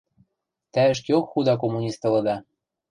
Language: Western Mari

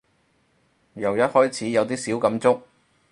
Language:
Cantonese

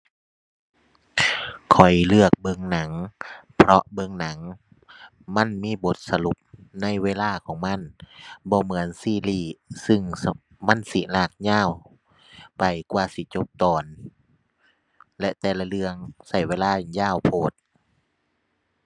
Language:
Thai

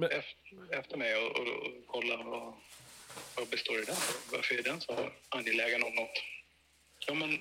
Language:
Swedish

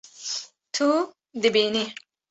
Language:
Kurdish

